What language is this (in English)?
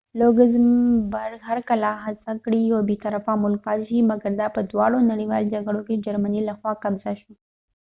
Pashto